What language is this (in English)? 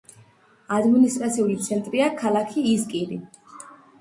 Georgian